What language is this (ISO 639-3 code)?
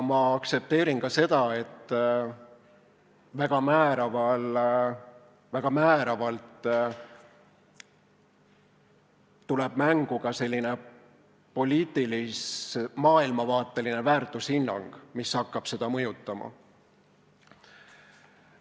est